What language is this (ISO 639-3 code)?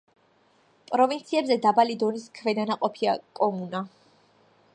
kat